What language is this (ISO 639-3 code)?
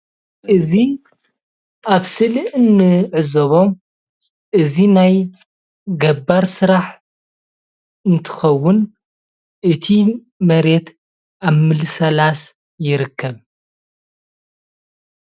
tir